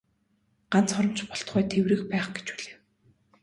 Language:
Mongolian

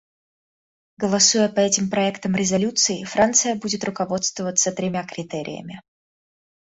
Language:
Russian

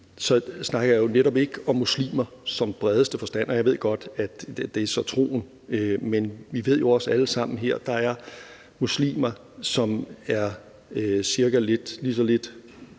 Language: Danish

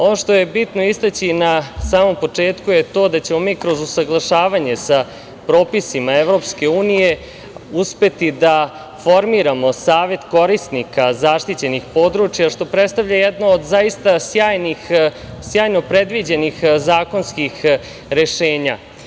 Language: Serbian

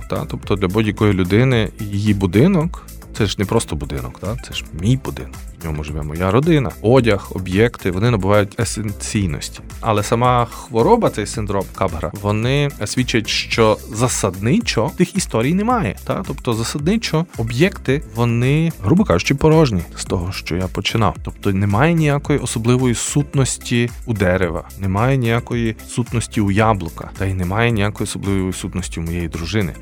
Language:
Ukrainian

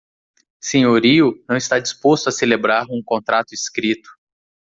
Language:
Portuguese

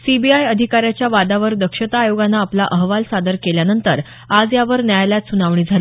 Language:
Marathi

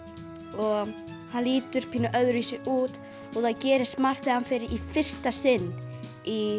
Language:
Icelandic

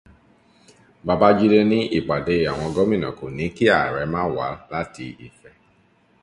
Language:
Yoruba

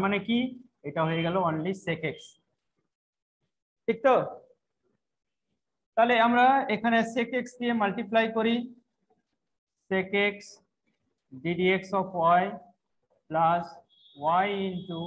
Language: Hindi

